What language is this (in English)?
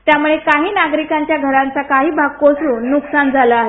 Marathi